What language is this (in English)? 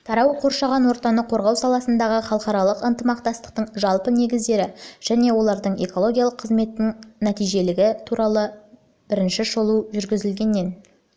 Kazakh